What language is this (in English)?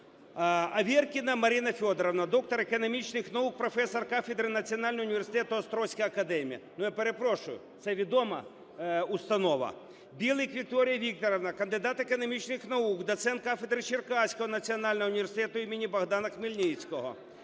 Ukrainian